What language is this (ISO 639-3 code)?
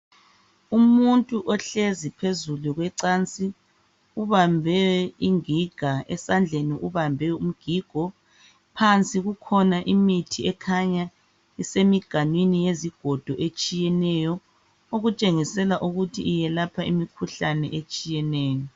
nde